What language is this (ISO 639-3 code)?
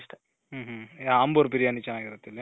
kan